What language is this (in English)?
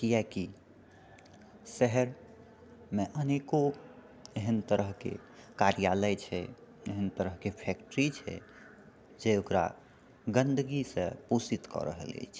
Maithili